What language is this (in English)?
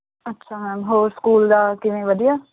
Punjabi